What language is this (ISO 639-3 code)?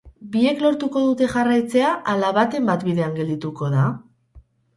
eus